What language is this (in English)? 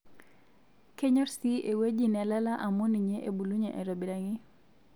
Masai